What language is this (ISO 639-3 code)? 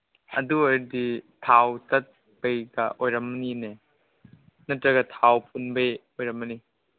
mni